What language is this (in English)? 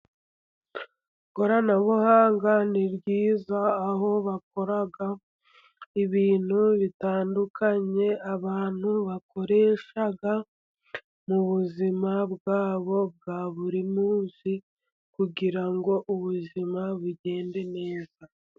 Kinyarwanda